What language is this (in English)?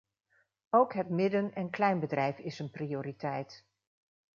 Dutch